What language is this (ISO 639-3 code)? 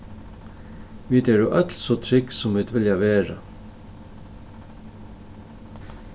fao